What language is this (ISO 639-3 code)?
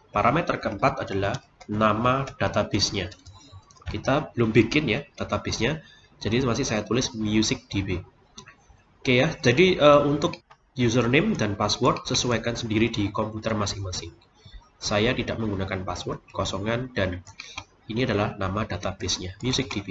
ind